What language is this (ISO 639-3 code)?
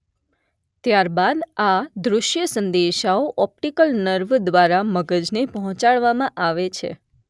guj